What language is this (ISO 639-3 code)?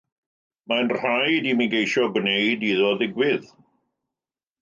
cym